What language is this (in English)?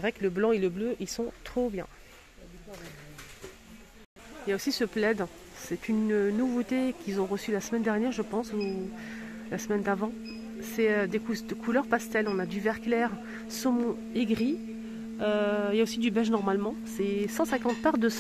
French